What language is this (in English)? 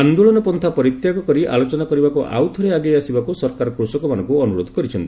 Odia